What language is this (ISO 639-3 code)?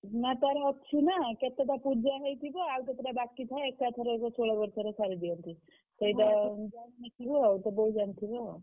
ori